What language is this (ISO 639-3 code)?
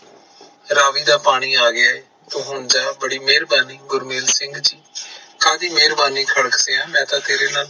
pan